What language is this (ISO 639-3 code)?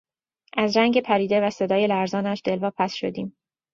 fas